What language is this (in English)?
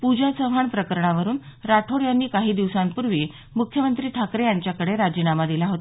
Marathi